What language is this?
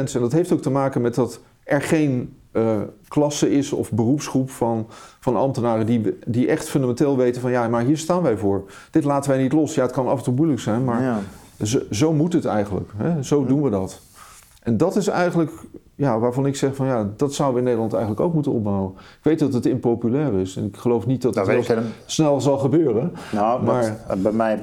Dutch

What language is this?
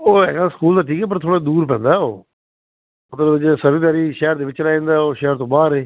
Punjabi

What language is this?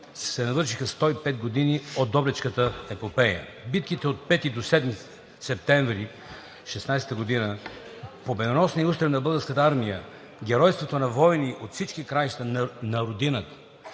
Bulgarian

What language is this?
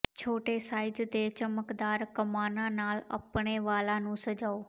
Punjabi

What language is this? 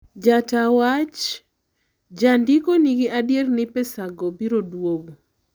Luo (Kenya and Tanzania)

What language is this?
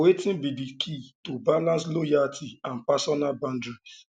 Nigerian Pidgin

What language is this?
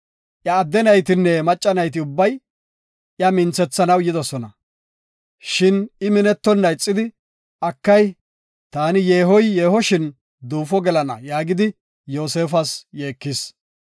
Gofa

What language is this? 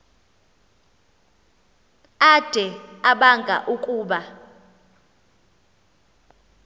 Xhosa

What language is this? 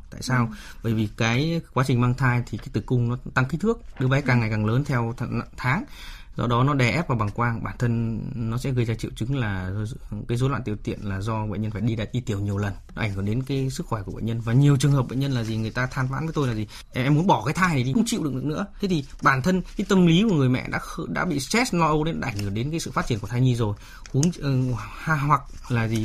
Vietnamese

